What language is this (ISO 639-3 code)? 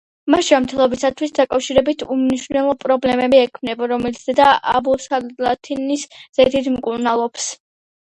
kat